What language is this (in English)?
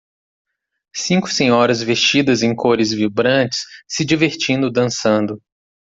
Portuguese